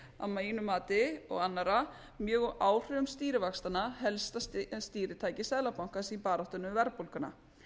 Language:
Icelandic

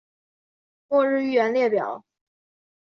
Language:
Chinese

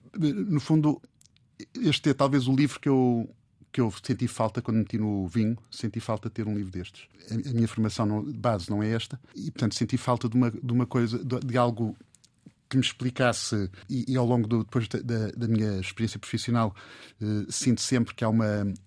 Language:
Portuguese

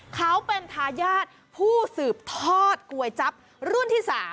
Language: Thai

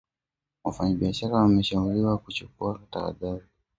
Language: Swahili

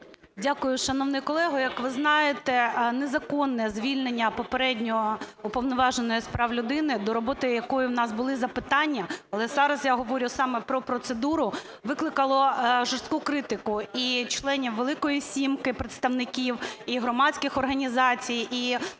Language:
Ukrainian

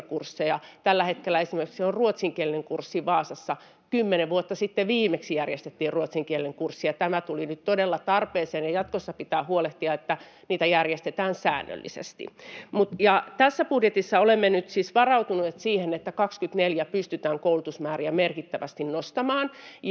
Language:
Finnish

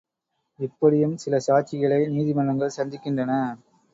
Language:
Tamil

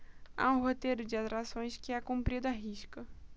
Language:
Portuguese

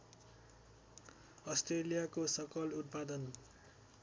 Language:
Nepali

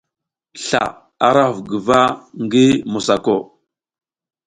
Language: South Giziga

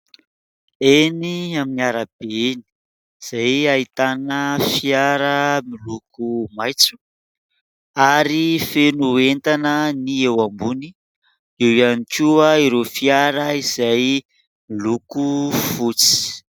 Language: Malagasy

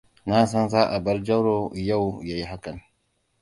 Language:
Hausa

